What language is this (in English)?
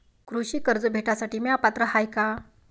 Marathi